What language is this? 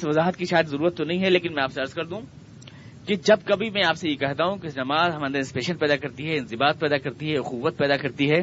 Urdu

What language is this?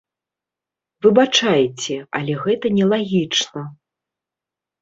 Belarusian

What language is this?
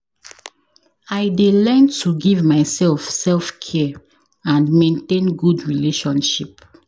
Nigerian Pidgin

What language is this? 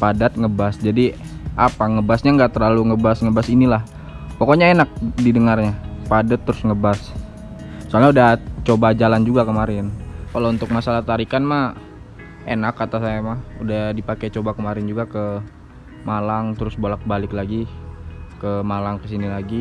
Indonesian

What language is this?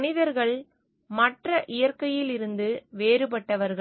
Tamil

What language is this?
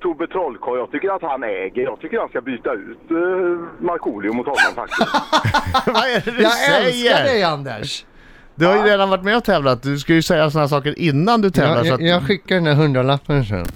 Swedish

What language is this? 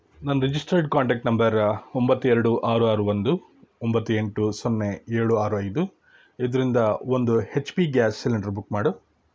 Kannada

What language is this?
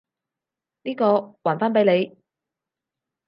Cantonese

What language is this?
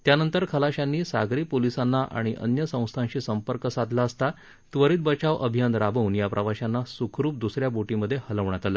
Marathi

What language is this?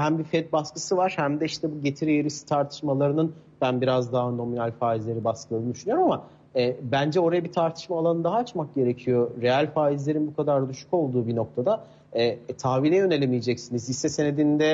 Turkish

